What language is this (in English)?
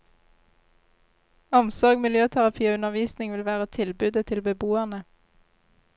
Norwegian